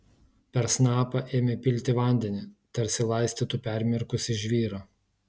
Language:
Lithuanian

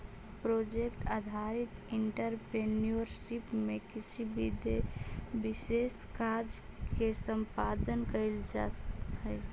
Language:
Magahi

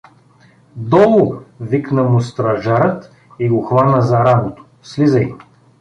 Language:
Bulgarian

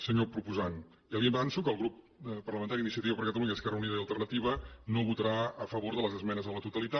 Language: Catalan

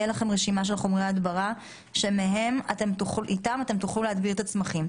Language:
Hebrew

